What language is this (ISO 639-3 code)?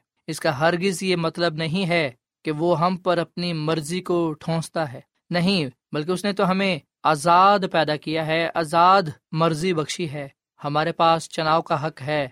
urd